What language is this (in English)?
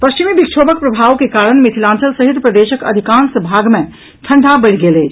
Maithili